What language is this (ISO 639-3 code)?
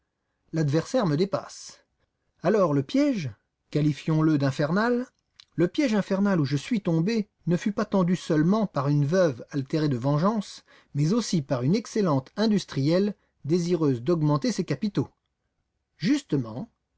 fra